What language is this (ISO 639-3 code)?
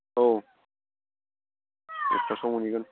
brx